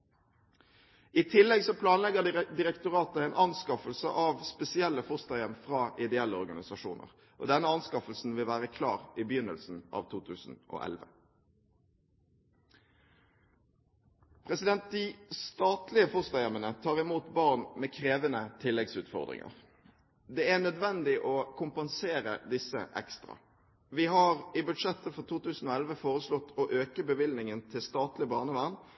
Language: Norwegian Bokmål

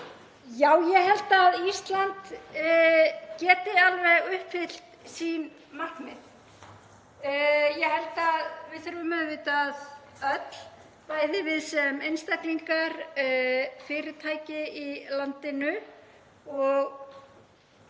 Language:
Icelandic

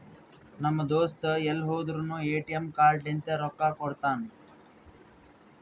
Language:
Kannada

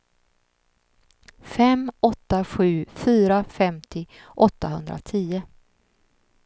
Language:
Swedish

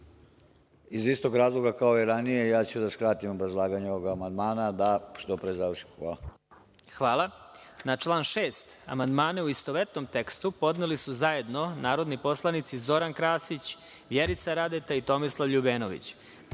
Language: Serbian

